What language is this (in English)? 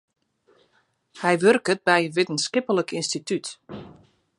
Western Frisian